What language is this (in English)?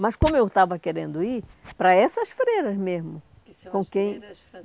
Portuguese